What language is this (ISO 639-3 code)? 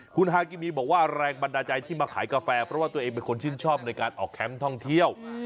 tha